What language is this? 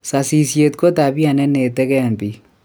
Kalenjin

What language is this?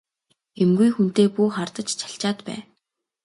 Mongolian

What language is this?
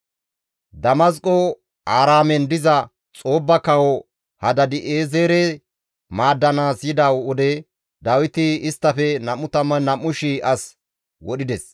Gamo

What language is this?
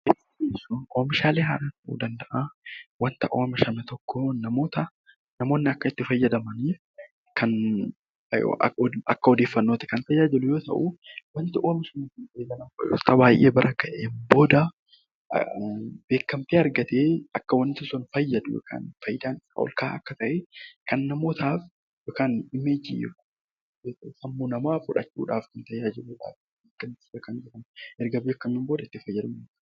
Oromo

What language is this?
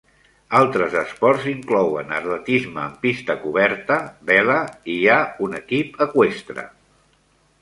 Catalan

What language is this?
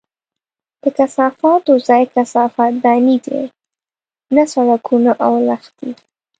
Pashto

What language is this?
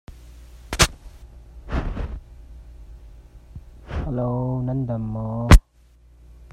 Hakha Chin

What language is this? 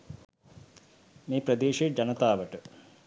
Sinhala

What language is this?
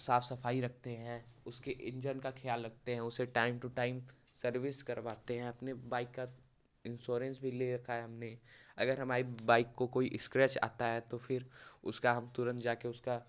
Hindi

